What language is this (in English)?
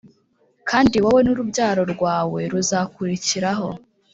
Kinyarwanda